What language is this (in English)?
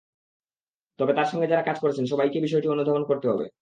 Bangla